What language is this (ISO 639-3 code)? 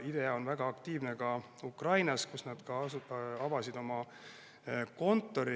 est